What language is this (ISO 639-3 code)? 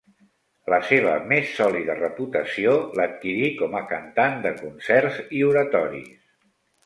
cat